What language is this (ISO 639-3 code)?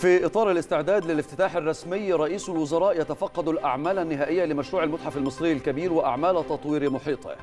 ara